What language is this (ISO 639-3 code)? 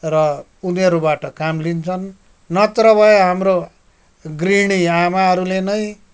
nep